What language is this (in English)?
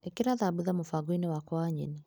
Kikuyu